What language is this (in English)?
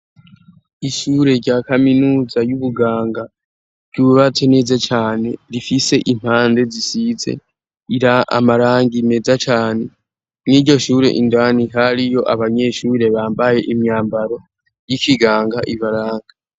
Rundi